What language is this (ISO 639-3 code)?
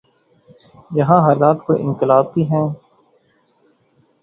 urd